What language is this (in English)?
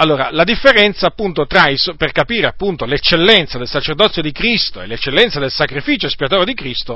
Italian